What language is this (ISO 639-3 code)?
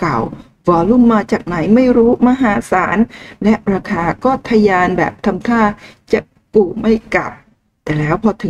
tha